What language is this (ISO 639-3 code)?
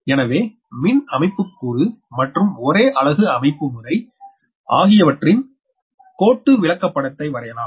tam